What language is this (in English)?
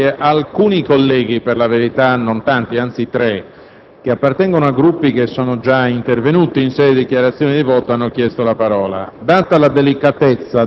Italian